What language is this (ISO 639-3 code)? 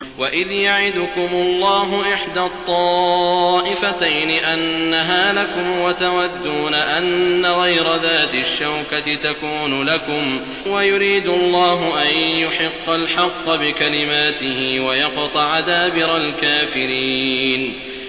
ara